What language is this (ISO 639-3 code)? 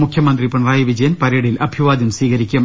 mal